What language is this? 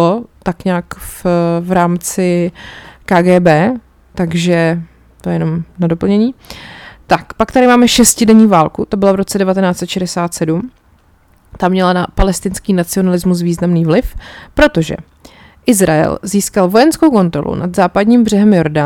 Czech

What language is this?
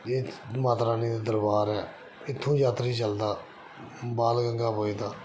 Dogri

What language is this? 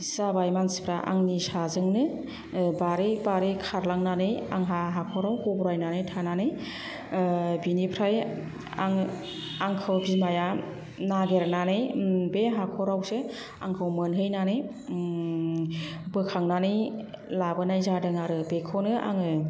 Bodo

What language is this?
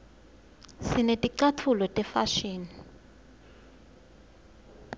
Swati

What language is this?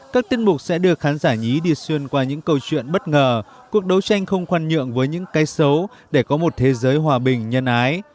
Vietnamese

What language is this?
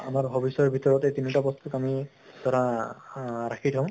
Assamese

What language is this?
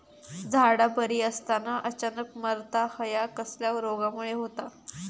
Marathi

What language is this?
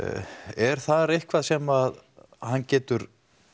Icelandic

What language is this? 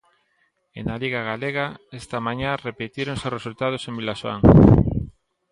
Galician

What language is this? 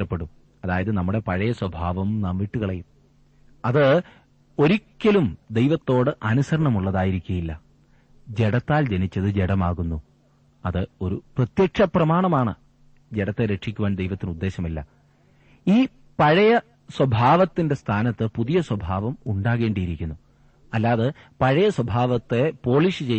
Malayalam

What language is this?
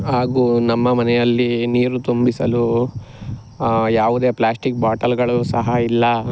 Kannada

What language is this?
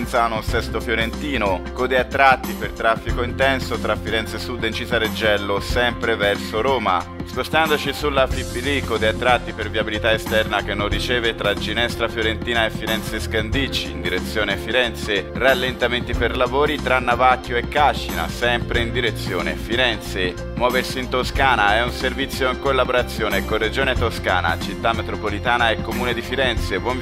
Italian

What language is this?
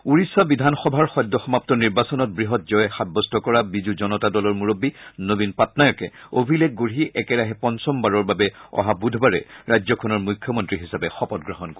Assamese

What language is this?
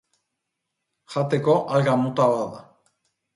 Basque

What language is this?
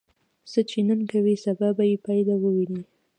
Pashto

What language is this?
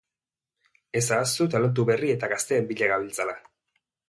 Basque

